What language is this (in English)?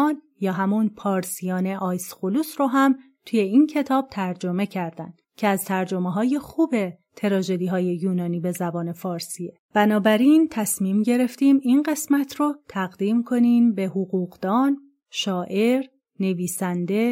Persian